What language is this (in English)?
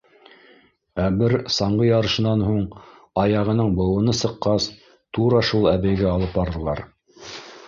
Bashkir